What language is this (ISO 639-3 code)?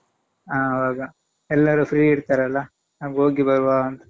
kan